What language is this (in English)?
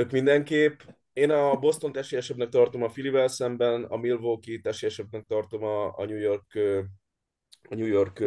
Hungarian